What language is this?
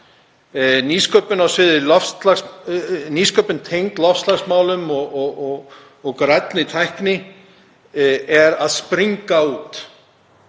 Icelandic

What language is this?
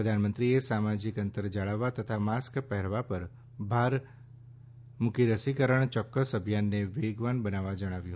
Gujarati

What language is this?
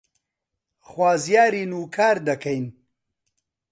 Central Kurdish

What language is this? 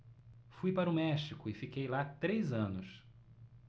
Portuguese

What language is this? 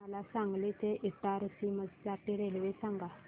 Marathi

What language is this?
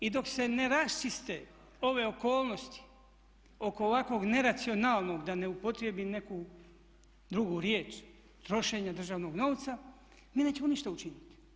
Croatian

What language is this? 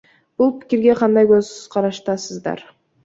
Kyrgyz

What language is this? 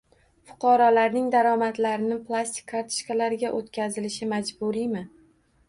Uzbek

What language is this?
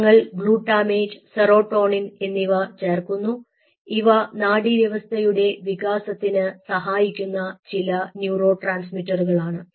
Malayalam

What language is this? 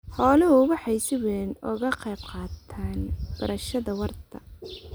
Somali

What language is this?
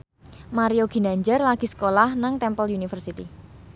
Javanese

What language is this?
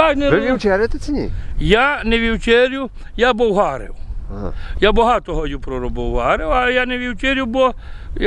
Ukrainian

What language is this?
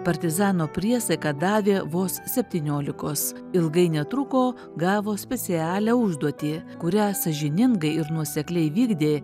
Lithuanian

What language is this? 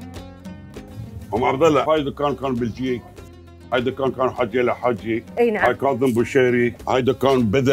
Arabic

